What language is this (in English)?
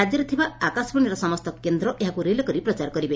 Odia